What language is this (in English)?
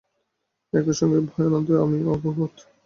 Bangla